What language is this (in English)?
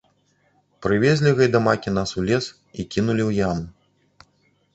Belarusian